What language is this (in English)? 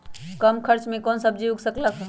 Magahi